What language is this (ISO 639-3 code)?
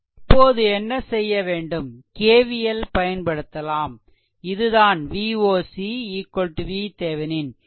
tam